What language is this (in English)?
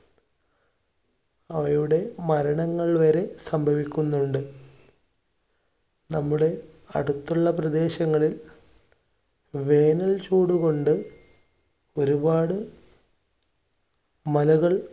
Malayalam